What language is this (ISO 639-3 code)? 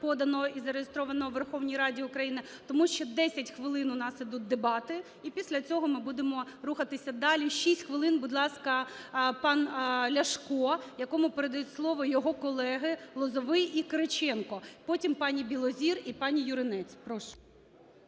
ukr